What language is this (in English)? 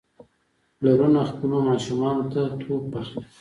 Pashto